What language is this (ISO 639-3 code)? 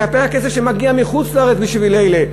heb